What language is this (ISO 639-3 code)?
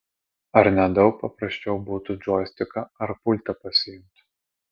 lit